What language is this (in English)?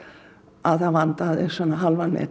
Icelandic